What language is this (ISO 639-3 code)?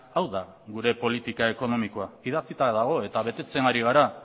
eus